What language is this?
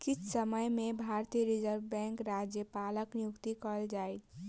Maithili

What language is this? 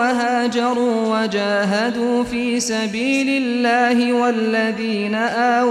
Arabic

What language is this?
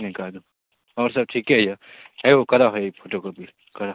Maithili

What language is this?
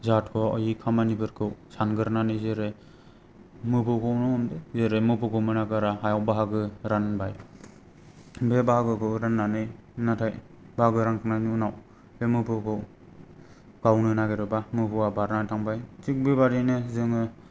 Bodo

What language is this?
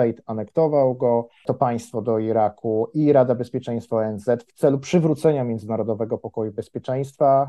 Polish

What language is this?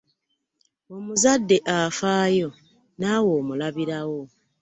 Ganda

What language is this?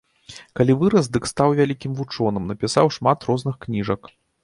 Belarusian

